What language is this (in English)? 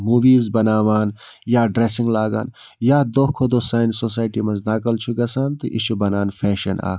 Kashmiri